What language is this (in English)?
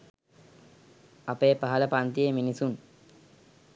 Sinhala